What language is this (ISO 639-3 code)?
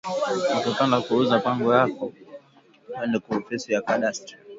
swa